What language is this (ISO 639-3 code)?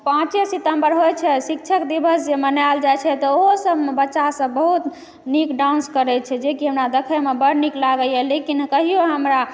mai